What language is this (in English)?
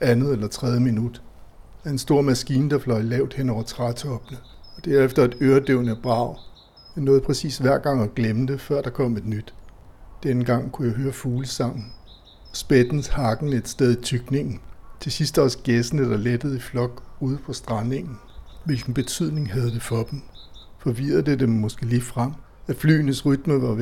Danish